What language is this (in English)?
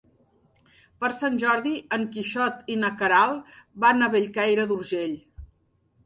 Catalan